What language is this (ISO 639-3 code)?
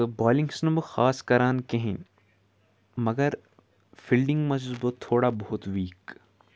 kas